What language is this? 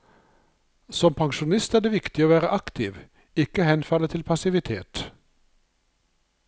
Norwegian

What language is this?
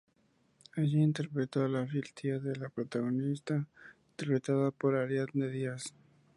Spanish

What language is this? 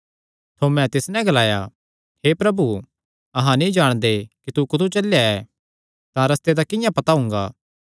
Kangri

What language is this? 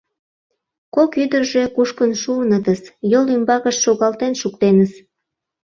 Mari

